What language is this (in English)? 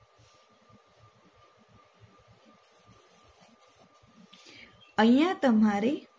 Gujarati